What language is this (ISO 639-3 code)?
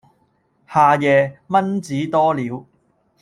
yue